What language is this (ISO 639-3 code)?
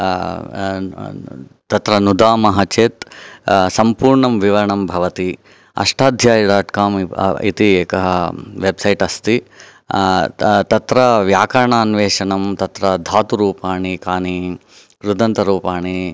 san